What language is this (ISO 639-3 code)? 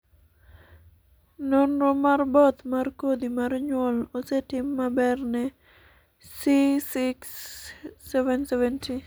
luo